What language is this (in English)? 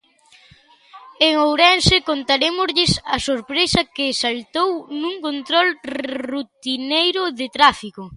Galician